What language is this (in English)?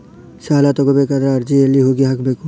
Kannada